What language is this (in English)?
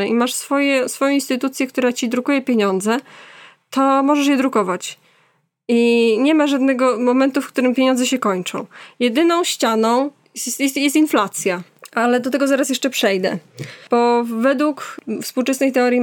Polish